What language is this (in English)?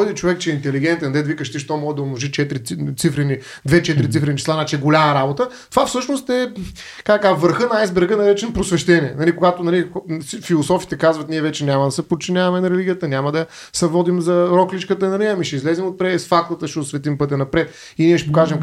Bulgarian